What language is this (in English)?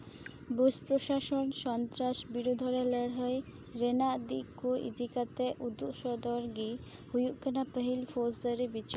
Santali